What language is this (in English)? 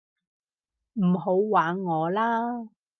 Cantonese